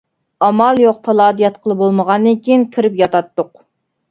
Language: Uyghur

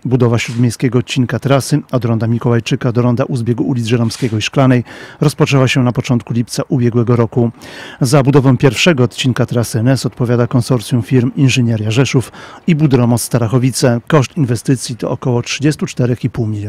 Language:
Polish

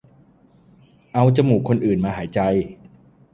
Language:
Thai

